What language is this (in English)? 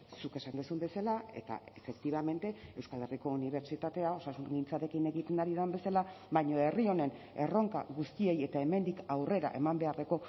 Basque